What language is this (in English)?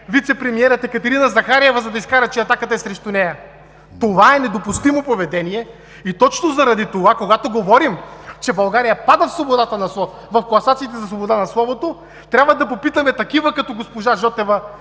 Bulgarian